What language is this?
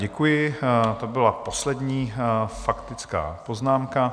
Czech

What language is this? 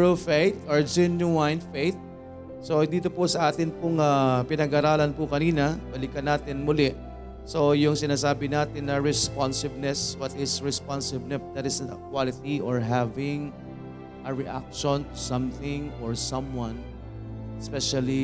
Filipino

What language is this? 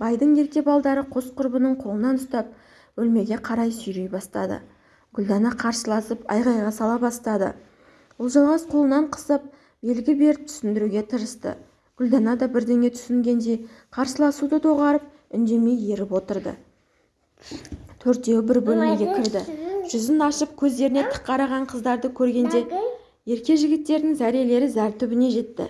Turkish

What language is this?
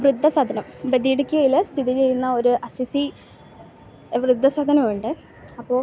Malayalam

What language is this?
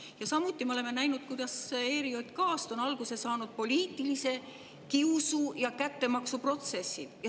Estonian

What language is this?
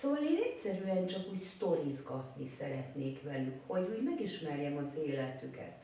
Hungarian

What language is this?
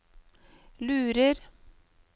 Norwegian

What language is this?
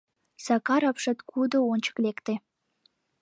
Mari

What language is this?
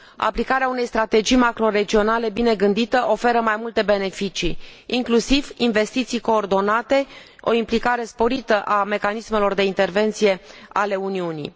Romanian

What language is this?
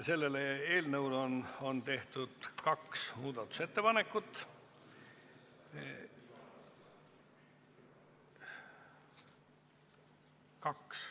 Estonian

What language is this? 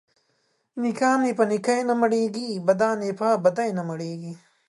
Pashto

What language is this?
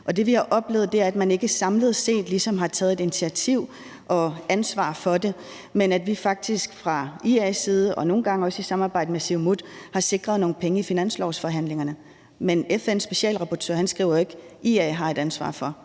Danish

